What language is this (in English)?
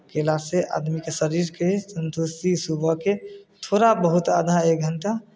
Maithili